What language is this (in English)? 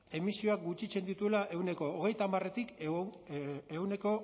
Basque